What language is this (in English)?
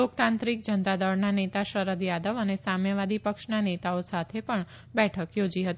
Gujarati